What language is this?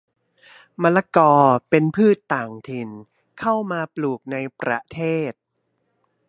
Thai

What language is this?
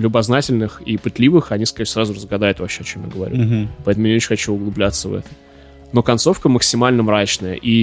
Russian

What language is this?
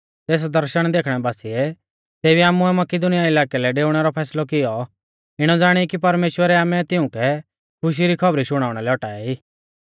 Mahasu Pahari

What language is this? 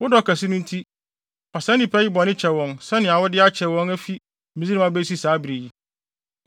Akan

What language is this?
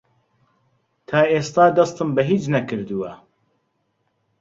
Central Kurdish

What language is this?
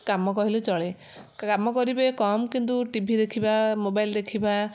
Odia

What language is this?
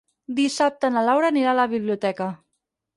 Catalan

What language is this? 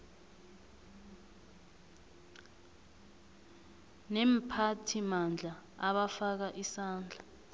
South Ndebele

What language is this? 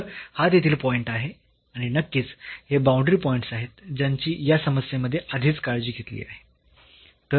Marathi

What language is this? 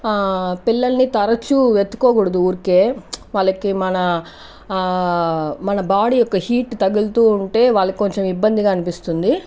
Telugu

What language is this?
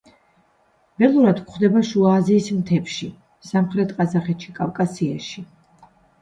Georgian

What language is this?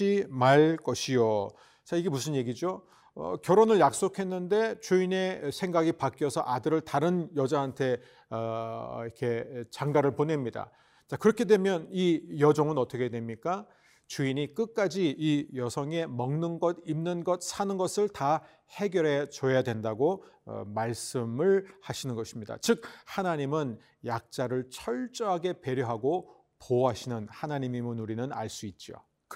Korean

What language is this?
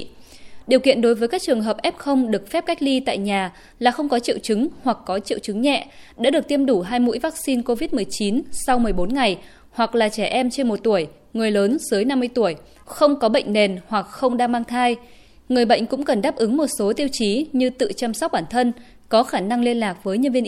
Vietnamese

